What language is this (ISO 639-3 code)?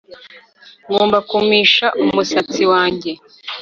kin